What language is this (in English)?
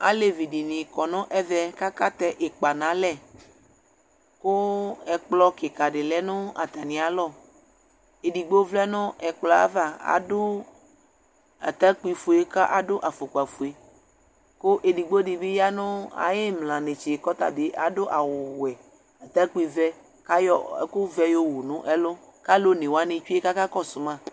Ikposo